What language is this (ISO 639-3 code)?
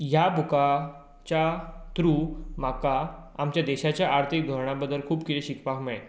kok